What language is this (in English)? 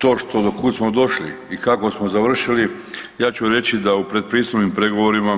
Croatian